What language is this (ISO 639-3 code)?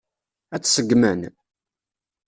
kab